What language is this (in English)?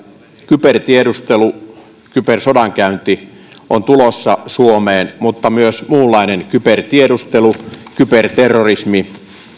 Finnish